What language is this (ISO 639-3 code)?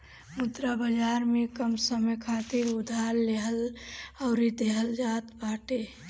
bho